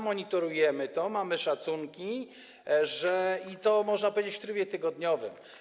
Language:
Polish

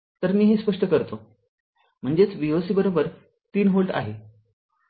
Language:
Marathi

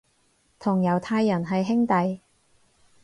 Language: Cantonese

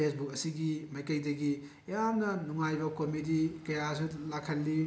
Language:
Manipuri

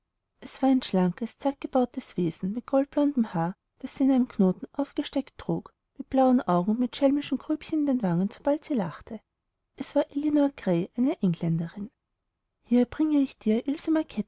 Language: German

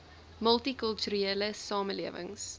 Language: Afrikaans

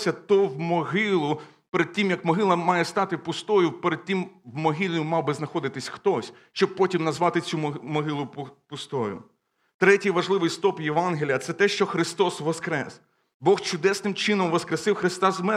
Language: Ukrainian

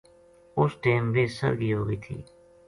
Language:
Gujari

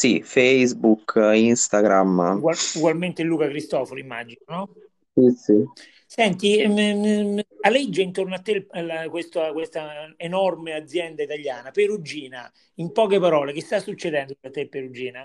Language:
Italian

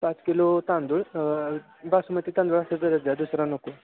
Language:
Marathi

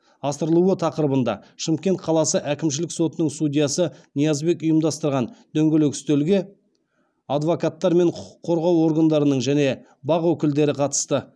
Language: Kazakh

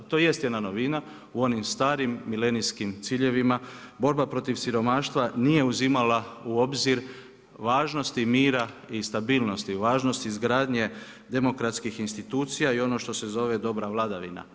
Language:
Croatian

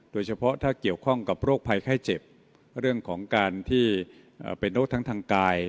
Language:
Thai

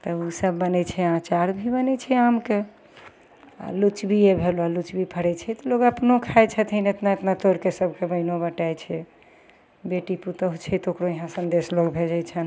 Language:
Maithili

